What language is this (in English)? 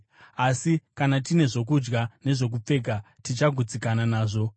Shona